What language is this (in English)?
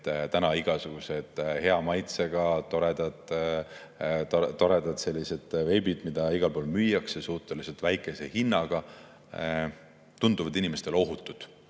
Estonian